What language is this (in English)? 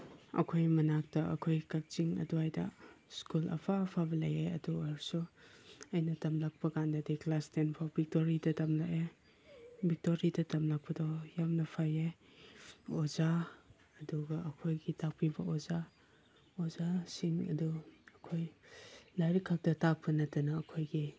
Manipuri